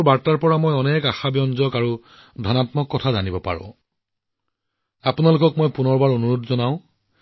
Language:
Assamese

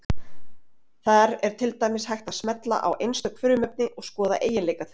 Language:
Icelandic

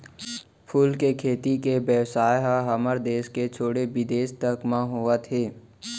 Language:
Chhattisgarhi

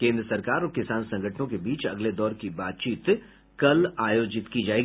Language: Hindi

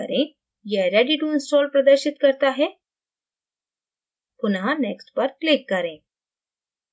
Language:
Hindi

